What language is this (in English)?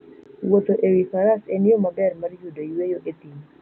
Luo (Kenya and Tanzania)